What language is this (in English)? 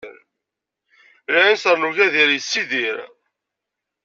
Kabyle